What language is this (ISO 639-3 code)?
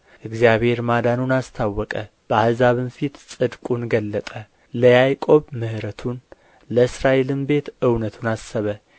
amh